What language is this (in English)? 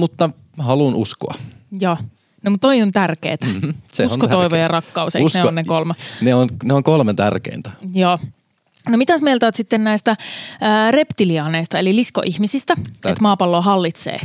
Finnish